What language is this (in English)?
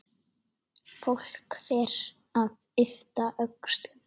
Icelandic